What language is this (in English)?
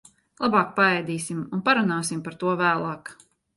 Latvian